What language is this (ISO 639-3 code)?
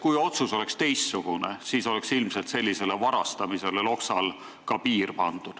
est